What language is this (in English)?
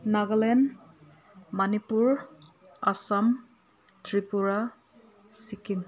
Manipuri